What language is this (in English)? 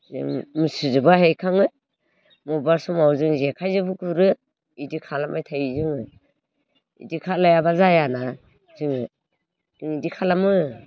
Bodo